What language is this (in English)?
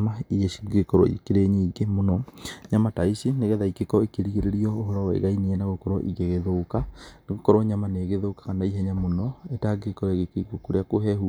Kikuyu